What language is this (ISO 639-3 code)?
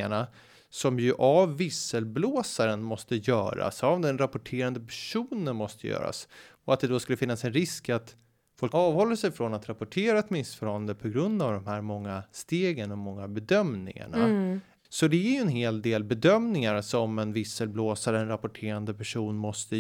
swe